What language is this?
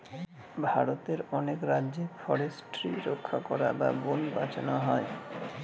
Bangla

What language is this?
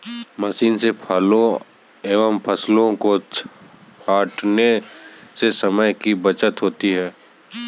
Hindi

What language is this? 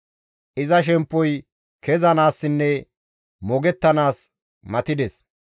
Gamo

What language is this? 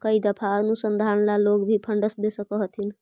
Magahi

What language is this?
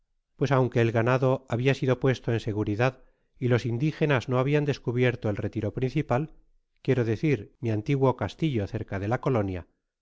Spanish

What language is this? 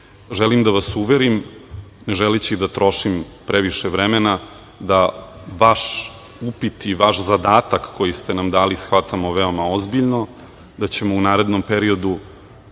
Serbian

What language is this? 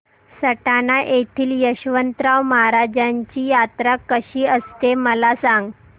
Marathi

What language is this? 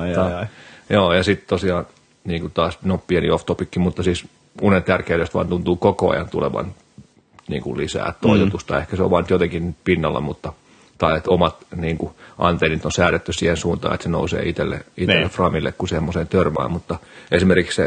Finnish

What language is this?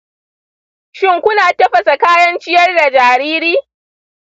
Hausa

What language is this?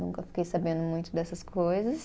Portuguese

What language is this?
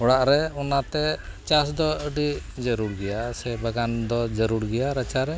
Santali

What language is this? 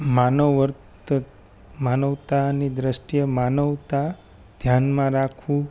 Gujarati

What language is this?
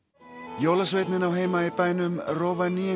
Icelandic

